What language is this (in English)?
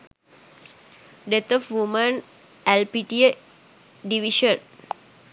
Sinhala